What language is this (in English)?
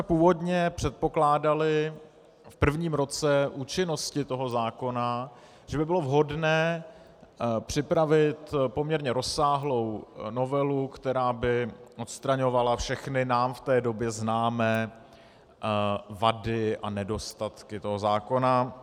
Czech